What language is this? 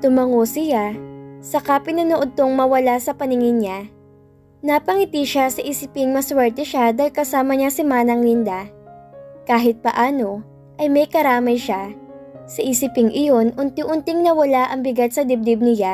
Filipino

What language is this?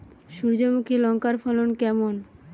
Bangla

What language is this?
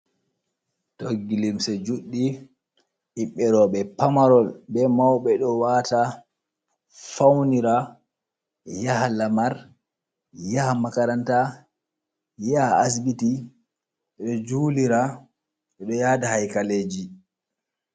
Fula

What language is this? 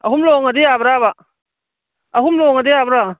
Manipuri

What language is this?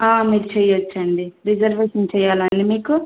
Telugu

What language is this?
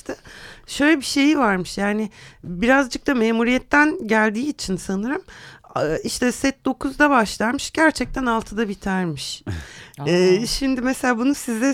Turkish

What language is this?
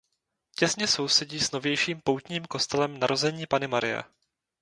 Czech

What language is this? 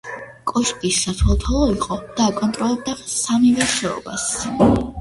Georgian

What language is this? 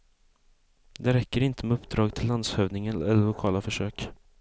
Swedish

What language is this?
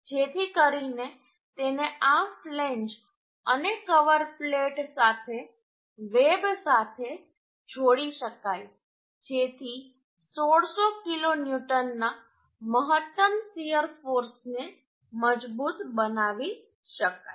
Gujarati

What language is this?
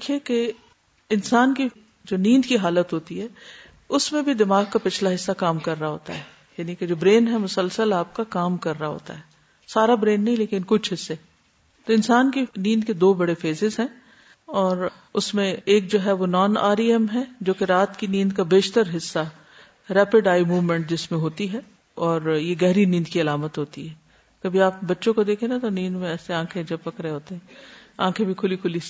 Urdu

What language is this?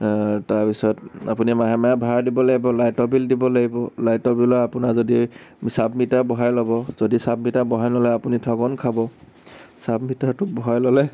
Assamese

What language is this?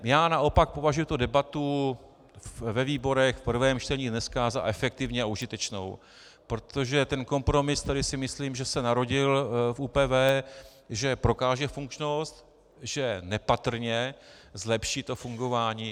Czech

